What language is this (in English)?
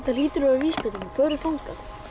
Icelandic